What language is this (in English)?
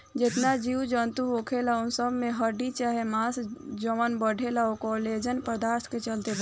Bhojpuri